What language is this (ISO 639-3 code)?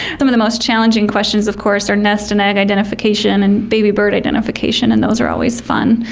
eng